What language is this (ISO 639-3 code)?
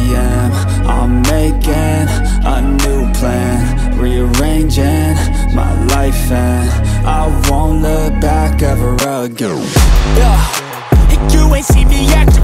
eng